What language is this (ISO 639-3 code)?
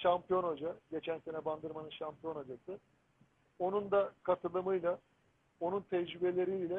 tur